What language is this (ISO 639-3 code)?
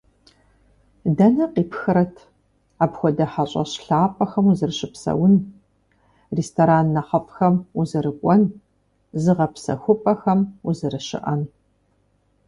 kbd